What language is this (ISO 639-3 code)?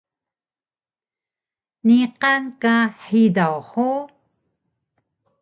trv